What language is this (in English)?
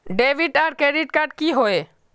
Magahi